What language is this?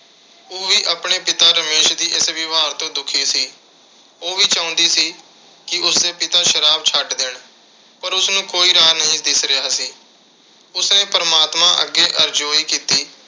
Punjabi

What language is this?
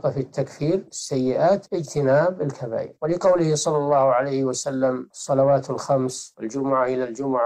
Arabic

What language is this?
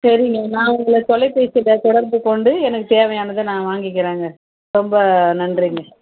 Tamil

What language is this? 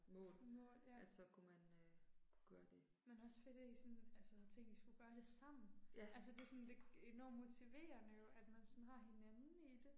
Danish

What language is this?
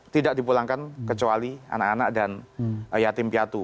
Indonesian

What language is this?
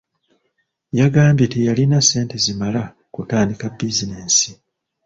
Ganda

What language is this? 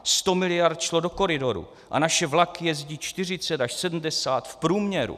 Czech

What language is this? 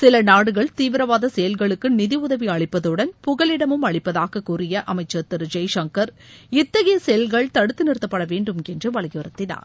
Tamil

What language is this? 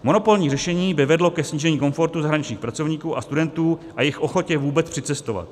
Czech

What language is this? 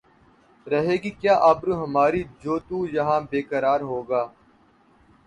Urdu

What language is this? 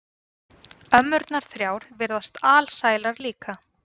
Icelandic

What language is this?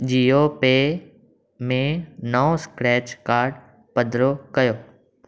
Sindhi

